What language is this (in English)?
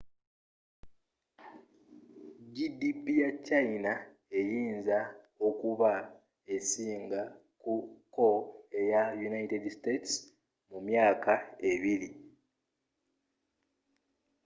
Ganda